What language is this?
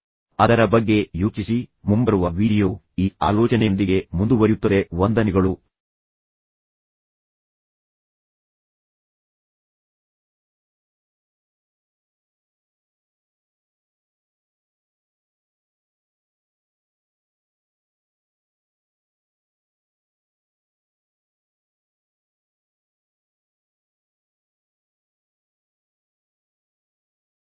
Kannada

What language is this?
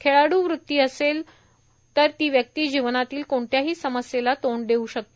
Marathi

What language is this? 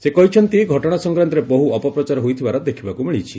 Odia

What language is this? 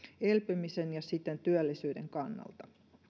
Finnish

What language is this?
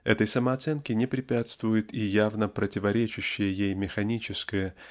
Russian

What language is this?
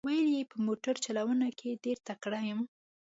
Pashto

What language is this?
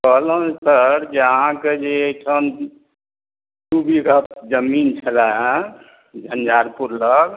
Maithili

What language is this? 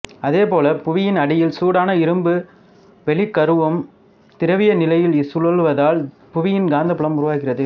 Tamil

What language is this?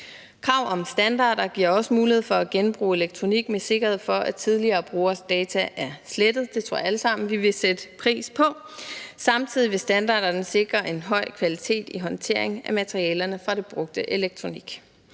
Danish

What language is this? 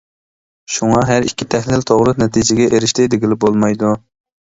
Uyghur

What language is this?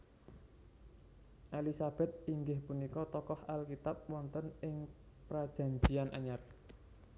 Javanese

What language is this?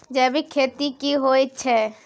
Maithili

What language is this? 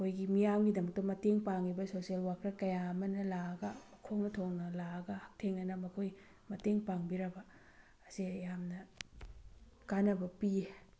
Manipuri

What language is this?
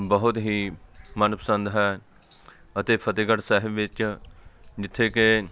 Punjabi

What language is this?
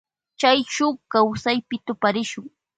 Loja Highland Quichua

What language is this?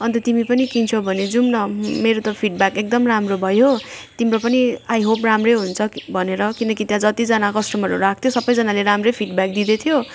Nepali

